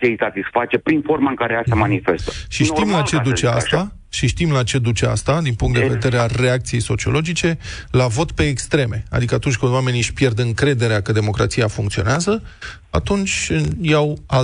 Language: Romanian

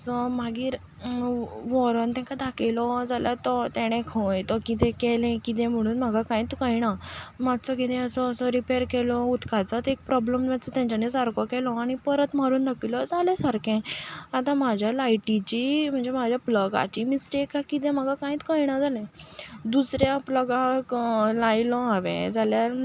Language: Konkani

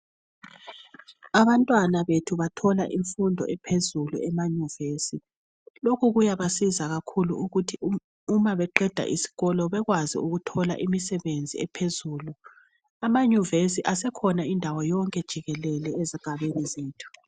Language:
North Ndebele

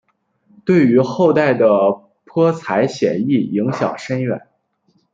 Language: Chinese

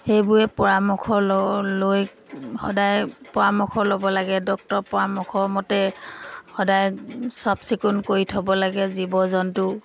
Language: Assamese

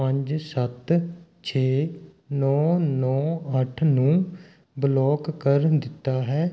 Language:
Punjabi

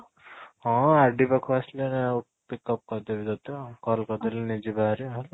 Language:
Odia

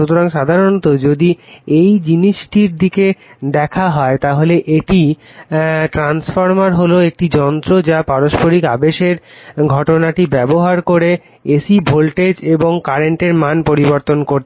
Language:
Bangla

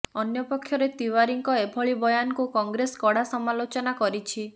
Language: Odia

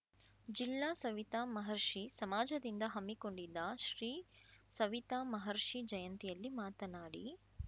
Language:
Kannada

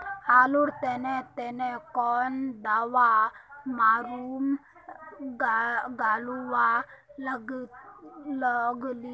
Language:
Magahi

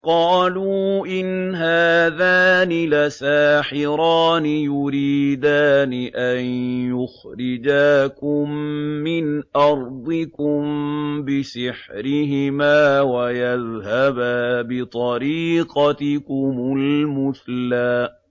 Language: Arabic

